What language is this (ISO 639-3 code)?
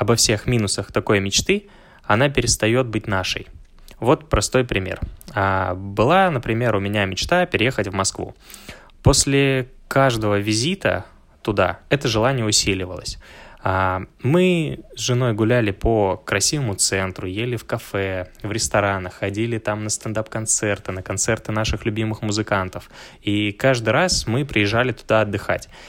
rus